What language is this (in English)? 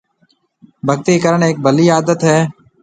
Marwari (Pakistan)